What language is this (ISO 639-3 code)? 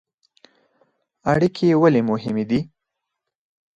pus